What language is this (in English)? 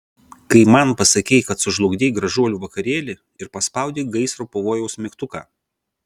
Lithuanian